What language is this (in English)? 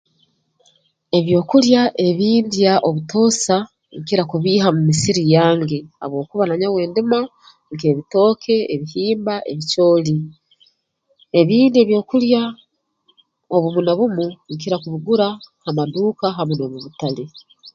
Tooro